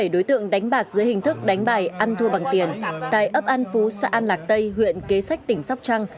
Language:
Vietnamese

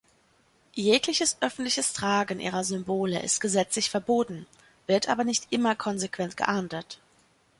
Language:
German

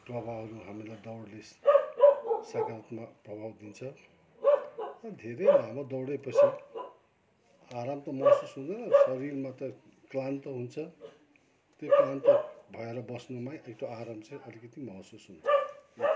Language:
Nepali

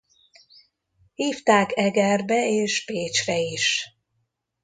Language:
Hungarian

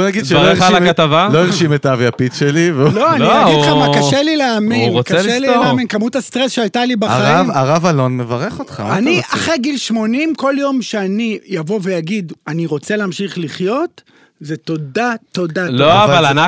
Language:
Hebrew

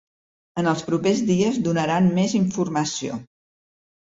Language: Catalan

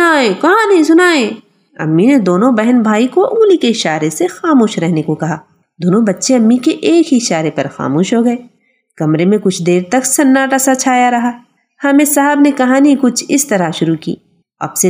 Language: Urdu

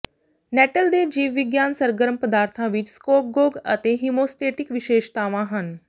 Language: Punjabi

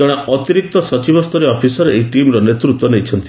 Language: Odia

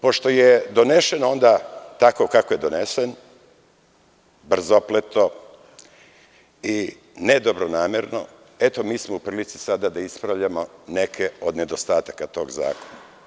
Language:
Serbian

